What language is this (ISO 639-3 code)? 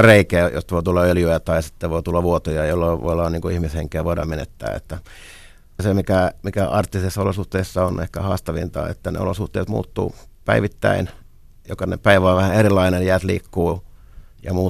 fin